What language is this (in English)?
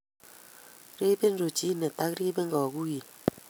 Kalenjin